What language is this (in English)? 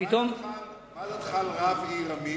Hebrew